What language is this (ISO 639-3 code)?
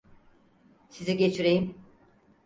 tur